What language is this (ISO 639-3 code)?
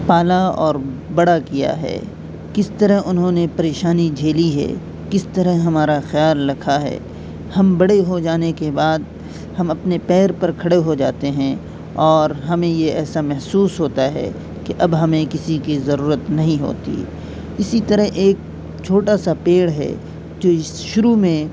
urd